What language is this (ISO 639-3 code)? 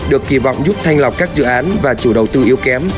vie